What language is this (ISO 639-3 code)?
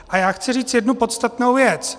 ces